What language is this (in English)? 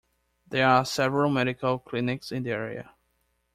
English